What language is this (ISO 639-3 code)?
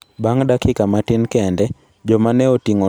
luo